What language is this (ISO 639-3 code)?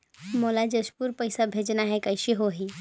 hne